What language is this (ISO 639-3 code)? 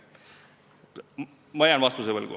est